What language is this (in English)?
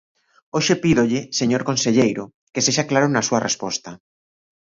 Galician